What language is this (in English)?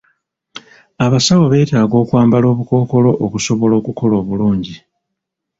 Ganda